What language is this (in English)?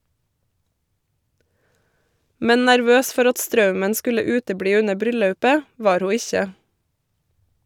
Norwegian